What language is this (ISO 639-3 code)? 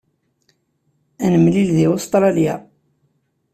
kab